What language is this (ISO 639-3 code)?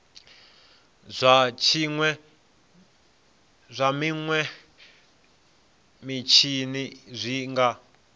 ven